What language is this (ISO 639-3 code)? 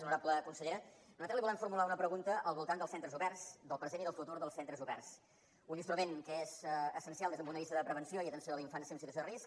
cat